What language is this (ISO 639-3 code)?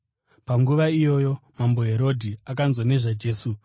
sna